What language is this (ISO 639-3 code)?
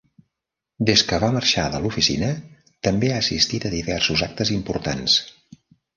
cat